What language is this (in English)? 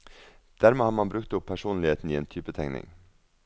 Norwegian